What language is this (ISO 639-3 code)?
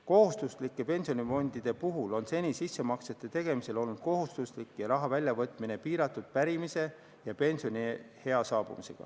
est